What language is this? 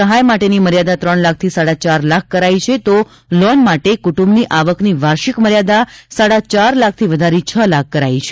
Gujarati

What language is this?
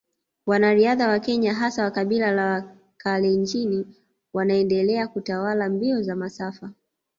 Swahili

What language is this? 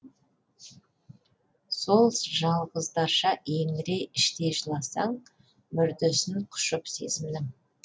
Kazakh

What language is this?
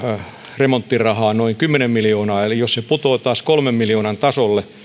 Finnish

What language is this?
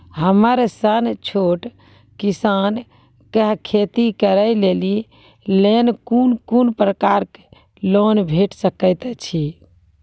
Maithili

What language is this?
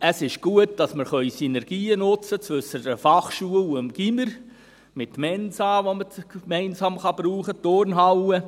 Swiss German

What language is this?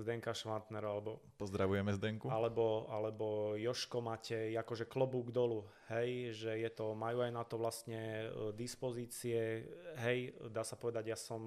Slovak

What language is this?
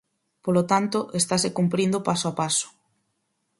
Galician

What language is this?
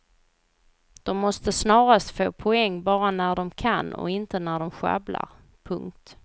Swedish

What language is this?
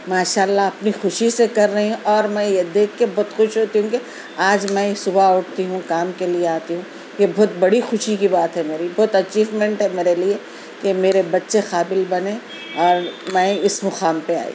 Urdu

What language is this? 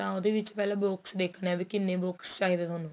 Punjabi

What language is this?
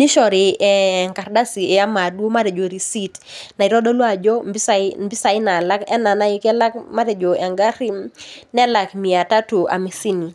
Masai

